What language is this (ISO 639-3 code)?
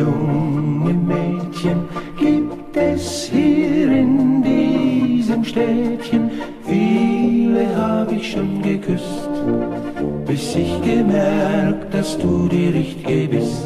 nld